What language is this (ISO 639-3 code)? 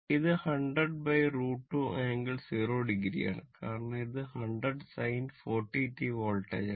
mal